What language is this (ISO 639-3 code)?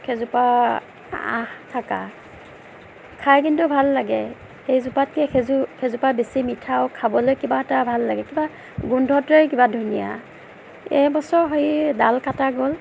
asm